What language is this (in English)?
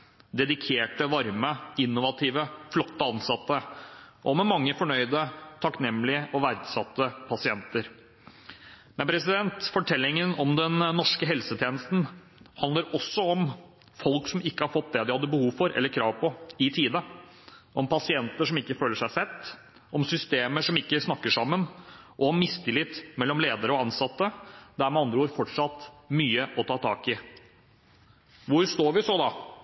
Norwegian Bokmål